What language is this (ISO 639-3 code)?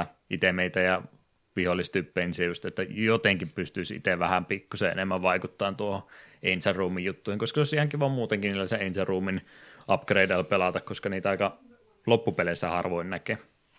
fin